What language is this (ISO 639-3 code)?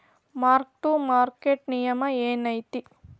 kan